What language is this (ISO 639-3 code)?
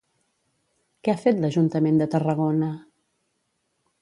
cat